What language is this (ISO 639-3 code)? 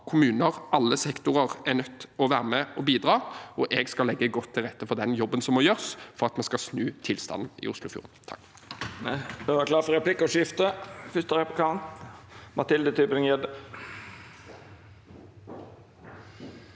nor